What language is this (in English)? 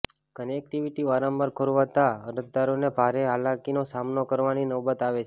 Gujarati